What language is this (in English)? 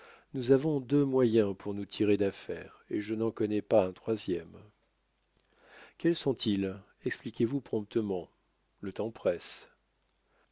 French